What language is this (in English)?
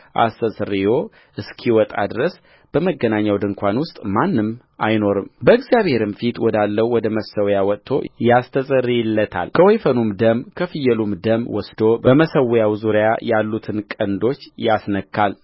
Amharic